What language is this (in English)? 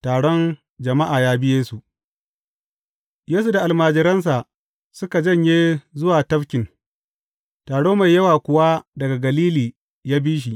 Hausa